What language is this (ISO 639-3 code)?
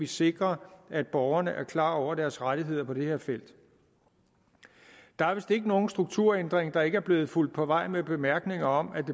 dan